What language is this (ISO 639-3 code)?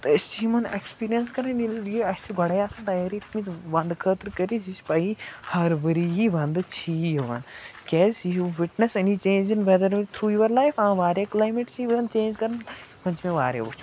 kas